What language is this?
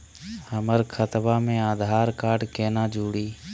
Magahi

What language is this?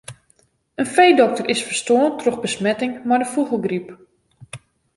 Western Frisian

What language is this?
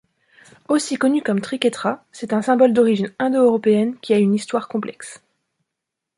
French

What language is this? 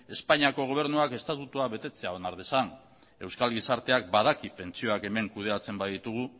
Basque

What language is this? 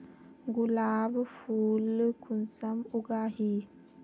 Magahi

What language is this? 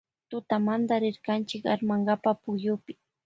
Loja Highland Quichua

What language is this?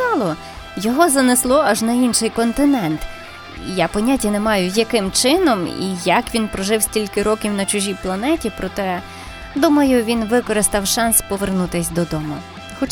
Ukrainian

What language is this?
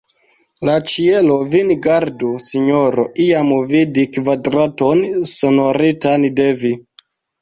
Esperanto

